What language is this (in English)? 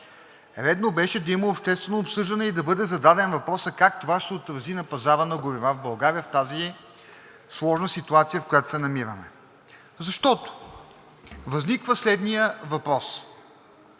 Bulgarian